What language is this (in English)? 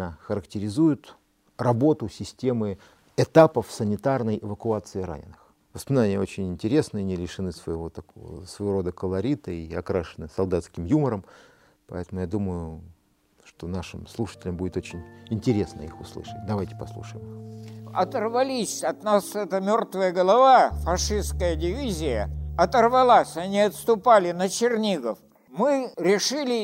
Russian